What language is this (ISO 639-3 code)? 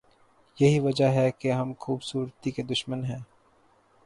urd